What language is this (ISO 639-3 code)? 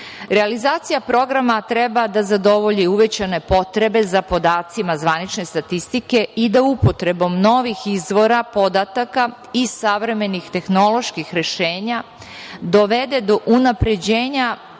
srp